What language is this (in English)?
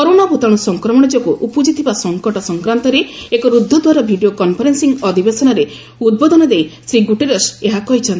Odia